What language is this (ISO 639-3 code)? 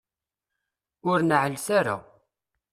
kab